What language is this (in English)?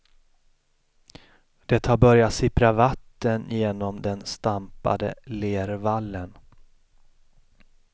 Swedish